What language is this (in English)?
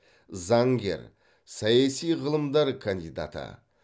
Kazakh